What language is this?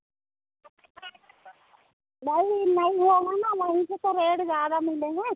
Hindi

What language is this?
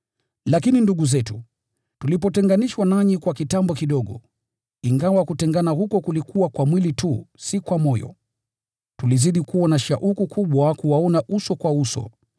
Swahili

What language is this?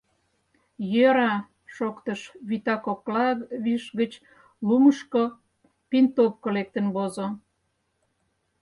Mari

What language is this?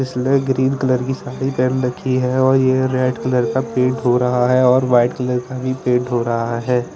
Hindi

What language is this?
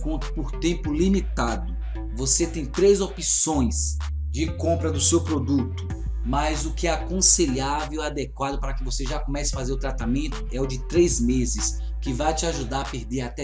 Portuguese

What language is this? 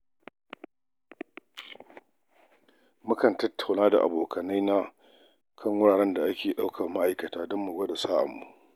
Hausa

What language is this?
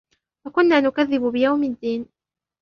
Arabic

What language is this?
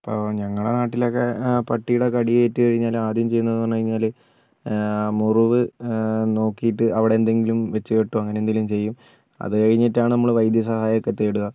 Malayalam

